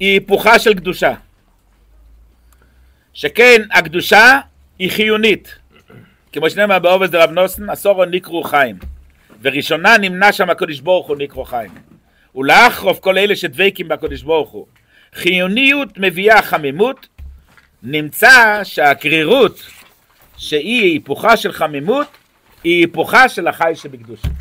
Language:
Hebrew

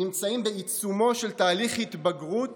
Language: Hebrew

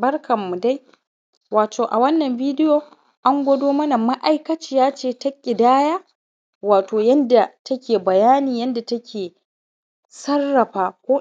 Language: Hausa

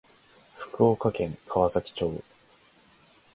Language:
Japanese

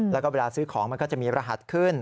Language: Thai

